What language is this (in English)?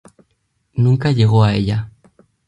Spanish